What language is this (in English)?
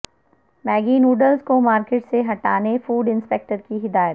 Urdu